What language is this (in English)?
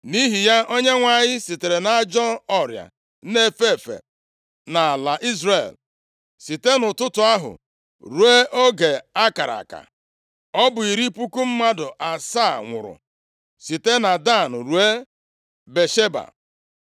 Igbo